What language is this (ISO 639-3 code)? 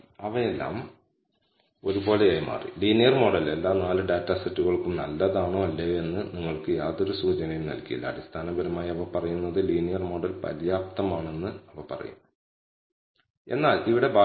mal